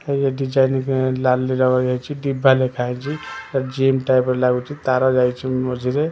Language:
Odia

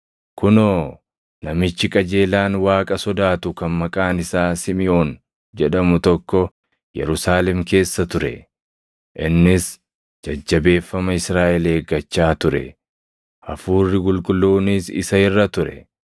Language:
Oromo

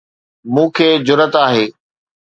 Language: Sindhi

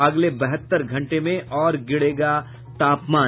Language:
Hindi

